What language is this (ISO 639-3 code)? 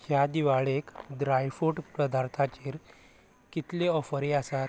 kok